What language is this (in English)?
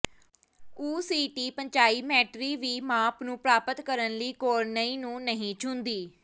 Punjabi